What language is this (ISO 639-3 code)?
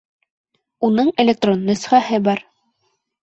bak